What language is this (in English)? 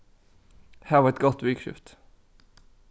Faroese